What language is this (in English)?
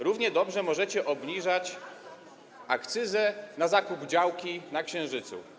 Polish